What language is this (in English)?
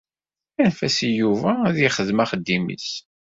Kabyle